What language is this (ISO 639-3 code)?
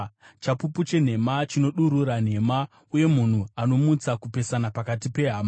sna